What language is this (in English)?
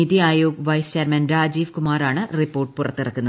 Malayalam